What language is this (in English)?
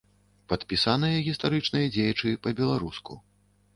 Belarusian